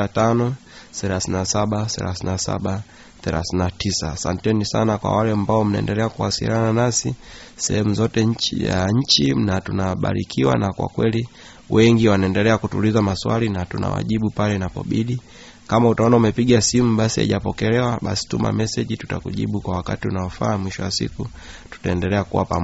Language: Swahili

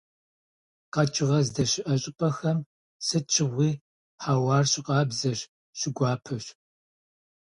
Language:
Kabardian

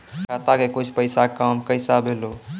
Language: Maithili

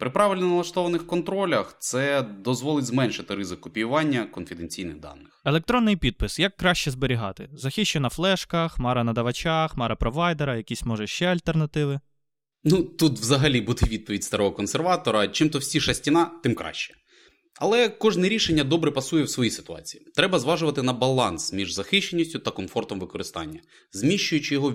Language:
Ukrainian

